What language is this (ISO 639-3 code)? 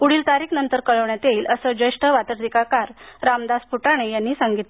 mar